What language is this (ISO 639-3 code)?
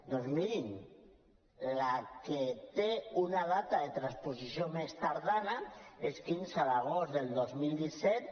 cat